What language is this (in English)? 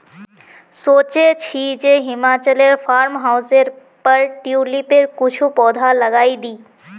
Magahi